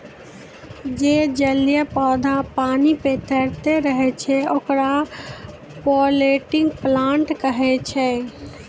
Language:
Maithili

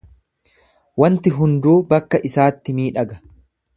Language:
Oromo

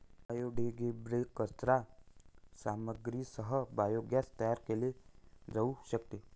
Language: Marathi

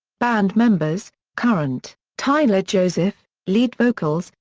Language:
English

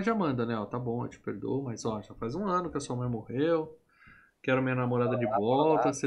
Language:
Portuguese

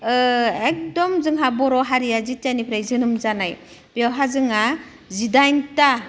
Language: Bodo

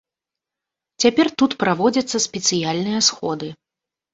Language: Belarusian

